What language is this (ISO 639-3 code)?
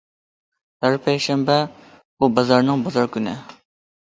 uig